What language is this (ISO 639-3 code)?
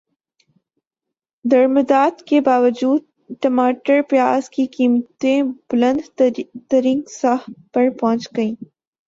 urd